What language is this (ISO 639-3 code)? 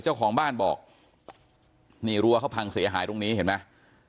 tha